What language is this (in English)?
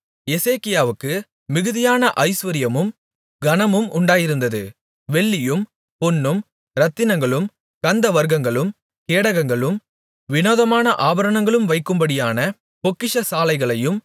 Tamil